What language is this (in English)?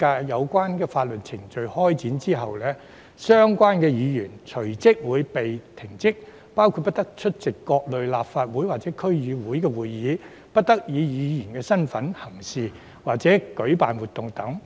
Cantonese